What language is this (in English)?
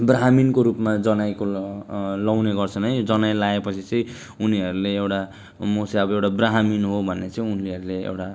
Nepali